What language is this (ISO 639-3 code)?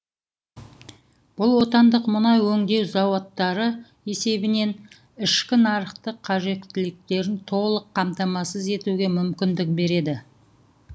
kaz